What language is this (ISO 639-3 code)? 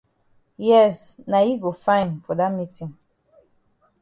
wes